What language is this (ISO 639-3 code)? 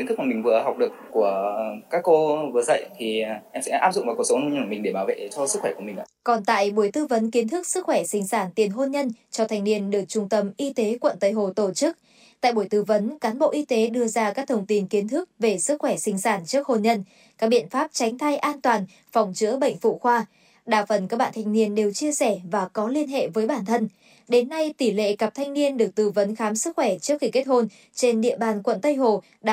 vie